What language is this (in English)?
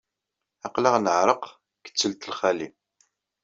Kabyle